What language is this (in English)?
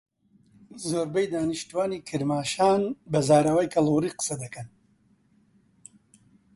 Central Kurdish